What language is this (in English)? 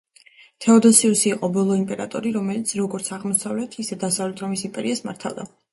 Georgian